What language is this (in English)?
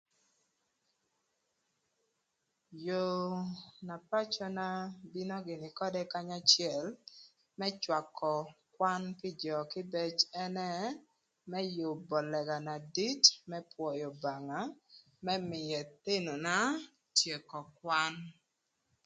Thur